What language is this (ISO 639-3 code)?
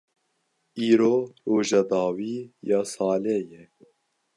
kur